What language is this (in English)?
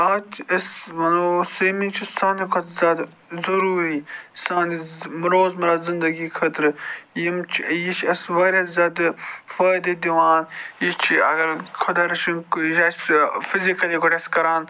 Kashmiri